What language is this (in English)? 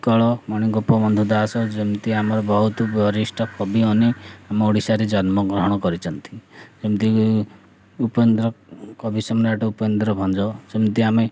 Odia